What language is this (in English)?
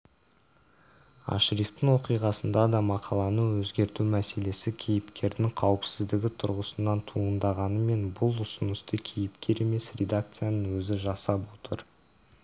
Kazakh